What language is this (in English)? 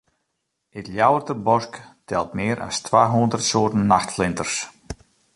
Western Frisian